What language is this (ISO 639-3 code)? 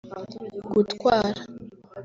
kin